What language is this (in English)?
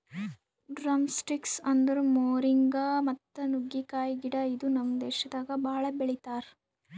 Kannada